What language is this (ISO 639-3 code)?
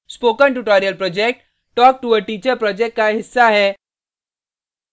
hin